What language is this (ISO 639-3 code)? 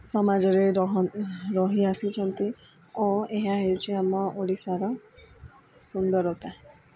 ori